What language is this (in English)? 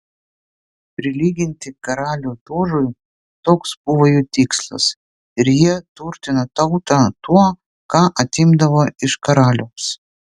Lithuanian